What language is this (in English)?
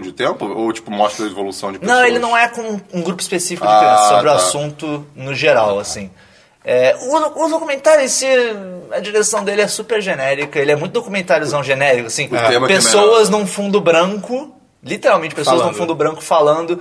Portuguese